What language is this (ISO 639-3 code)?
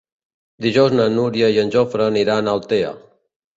cat